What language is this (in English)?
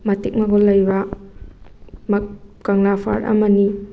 Manipuri